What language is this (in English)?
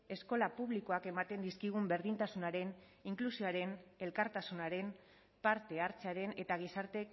Basque